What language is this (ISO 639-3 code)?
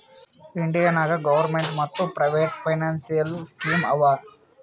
kan